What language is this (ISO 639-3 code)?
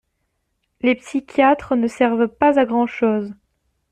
fra